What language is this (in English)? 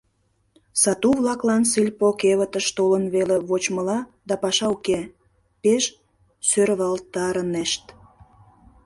Mari